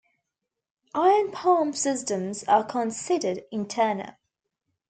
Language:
English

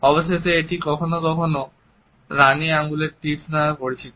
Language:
Bangla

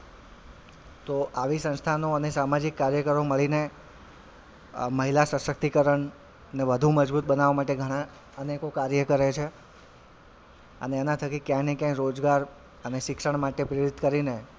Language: Gujarati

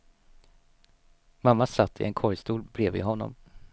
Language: Swedish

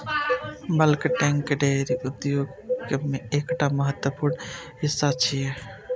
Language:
Maithili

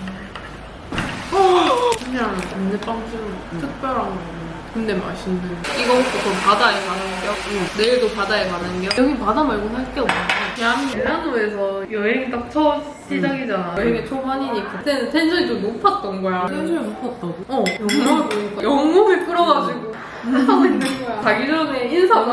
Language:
Korean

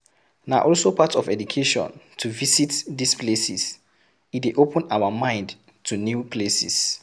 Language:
Nigerian Pidgin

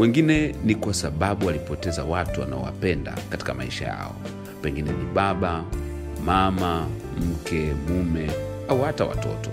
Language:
Swahili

